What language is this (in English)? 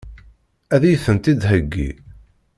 Kabyle